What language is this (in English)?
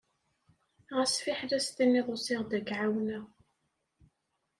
Kabyle